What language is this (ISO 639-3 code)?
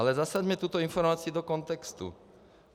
ces